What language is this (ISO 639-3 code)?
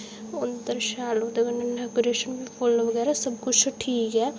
doi